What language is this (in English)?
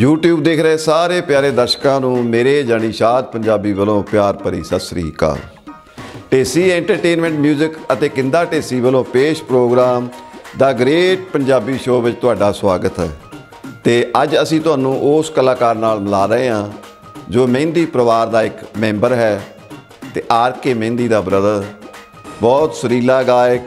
Hindi